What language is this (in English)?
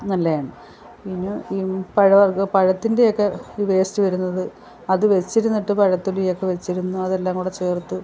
Malayalam